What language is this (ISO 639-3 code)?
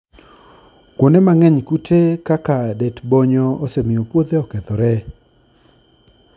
luo